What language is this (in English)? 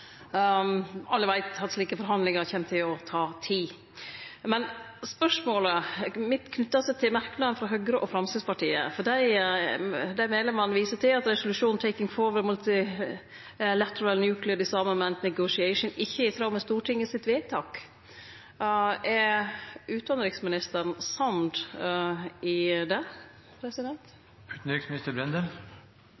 Norwegian Nynorsk